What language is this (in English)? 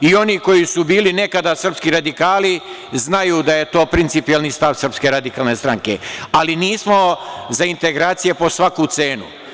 Serbian